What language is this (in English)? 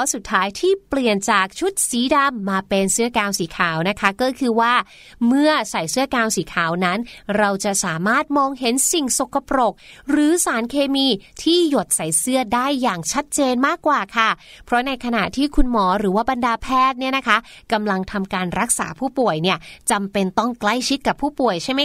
Thai